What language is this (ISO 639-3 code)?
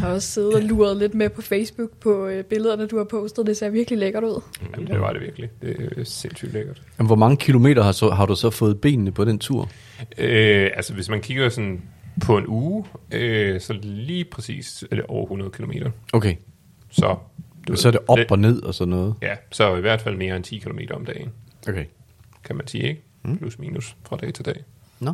dan